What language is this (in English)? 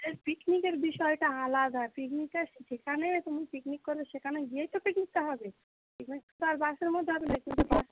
Bangla